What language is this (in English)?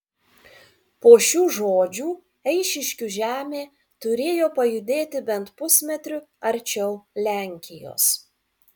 Lithuanian